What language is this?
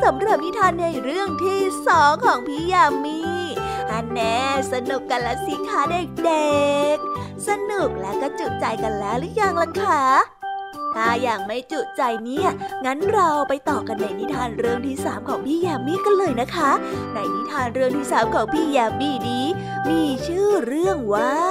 Thai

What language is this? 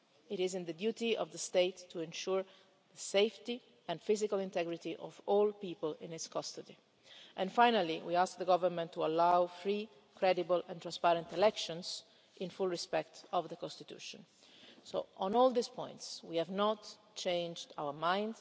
English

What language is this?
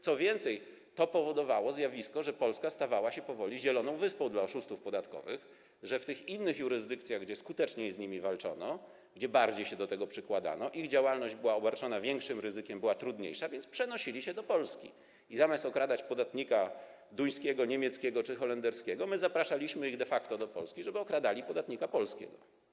Polish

